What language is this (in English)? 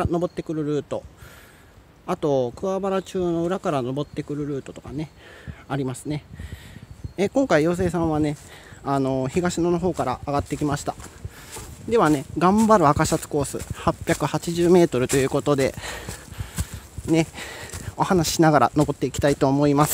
Japanese